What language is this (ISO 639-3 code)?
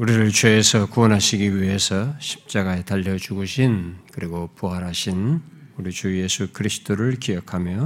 kor